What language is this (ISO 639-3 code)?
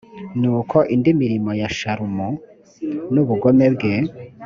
kin